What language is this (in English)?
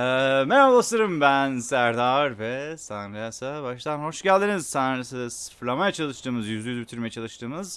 Turkish